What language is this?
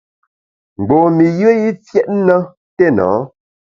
Bamun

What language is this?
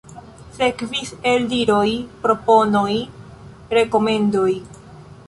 Esperanto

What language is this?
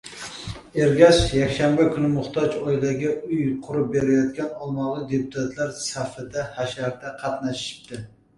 Uzbek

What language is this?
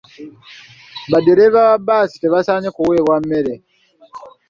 Ganda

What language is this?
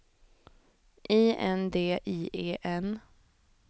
Swedish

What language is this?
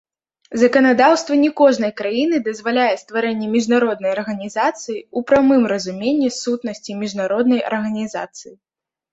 Belarusian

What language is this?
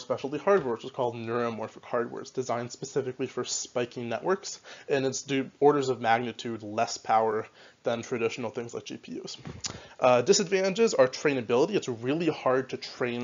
English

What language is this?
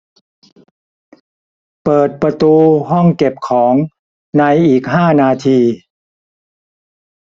Thai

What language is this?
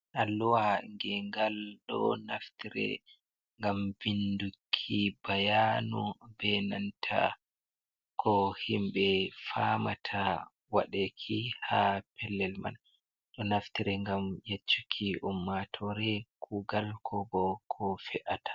Fula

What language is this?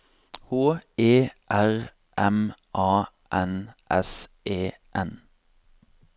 Norwegian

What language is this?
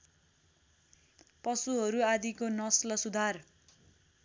Nepali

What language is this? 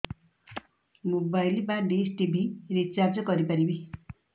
Odia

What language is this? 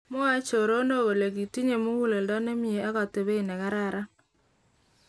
Kalenjin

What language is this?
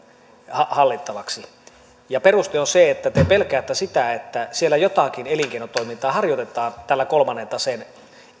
Finnish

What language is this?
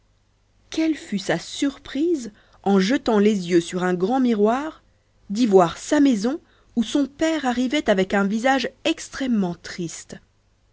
French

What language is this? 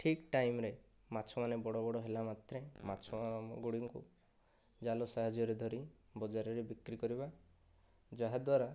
Odia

